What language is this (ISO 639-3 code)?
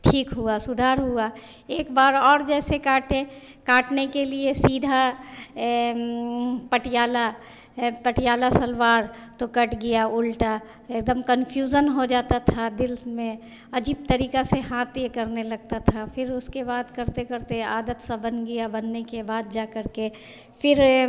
hin